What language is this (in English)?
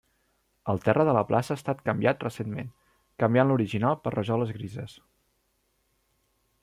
Catalan